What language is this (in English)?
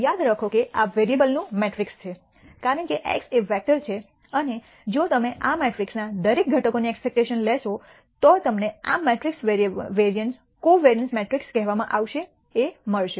Gujarati